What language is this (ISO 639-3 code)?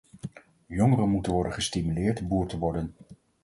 nld